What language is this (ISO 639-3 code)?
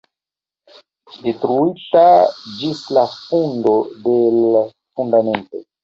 epo